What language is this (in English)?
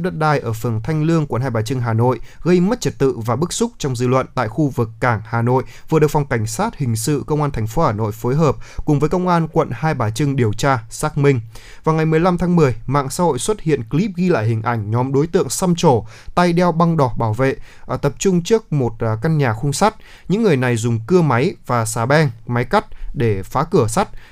Vietnamese